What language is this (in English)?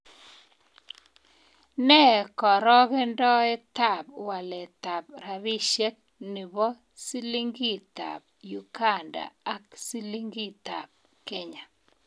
Kalenjin